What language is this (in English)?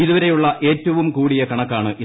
Malayalam